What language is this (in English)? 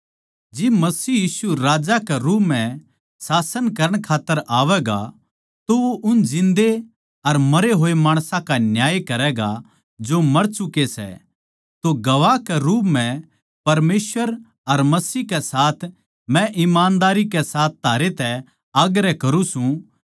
Haryanvi